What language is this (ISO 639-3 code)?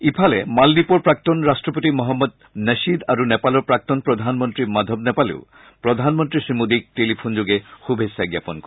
asm